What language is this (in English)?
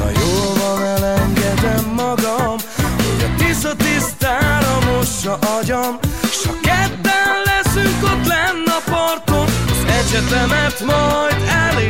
Hungarian